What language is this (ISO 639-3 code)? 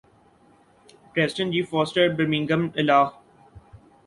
urd